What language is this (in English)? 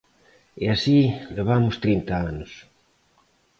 Galician